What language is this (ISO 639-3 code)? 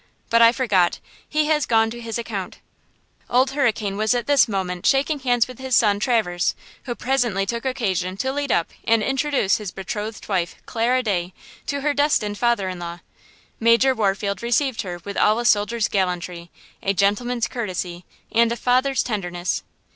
eng